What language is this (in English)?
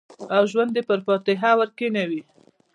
Pashto